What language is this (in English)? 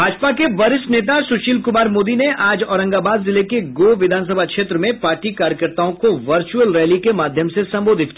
Hindi